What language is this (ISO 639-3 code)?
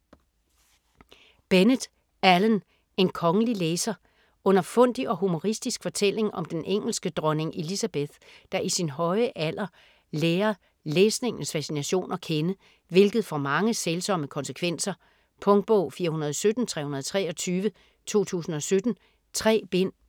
dan